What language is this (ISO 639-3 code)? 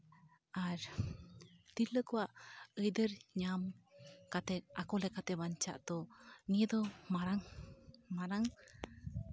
sat